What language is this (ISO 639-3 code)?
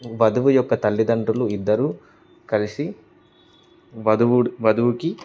tel